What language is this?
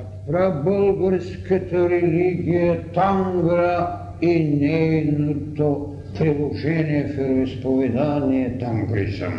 Bulgarian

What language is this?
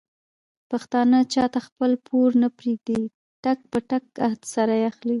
Pashto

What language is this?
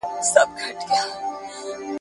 Pashto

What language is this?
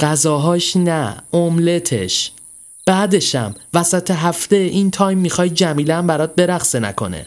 Persian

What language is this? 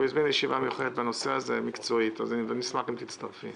Hebrew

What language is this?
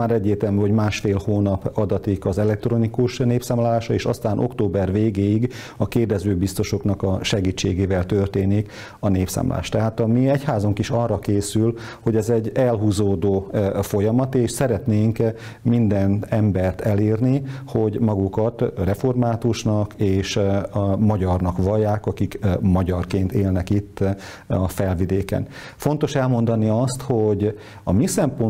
Hungarian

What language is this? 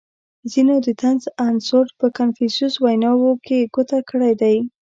Pashto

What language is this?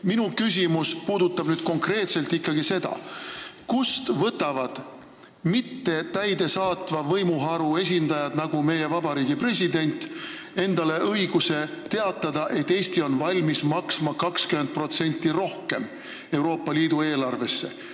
Estonian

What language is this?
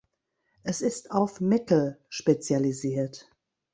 German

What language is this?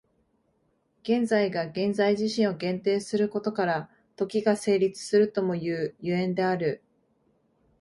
Japanese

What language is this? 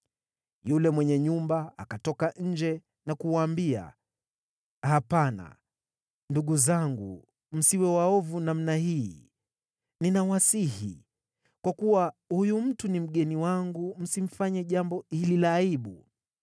Swahili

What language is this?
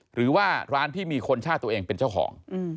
Thai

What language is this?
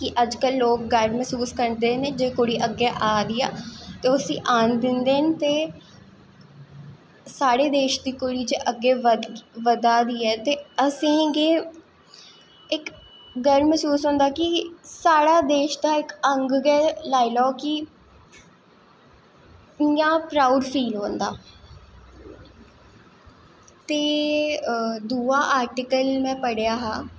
Dogri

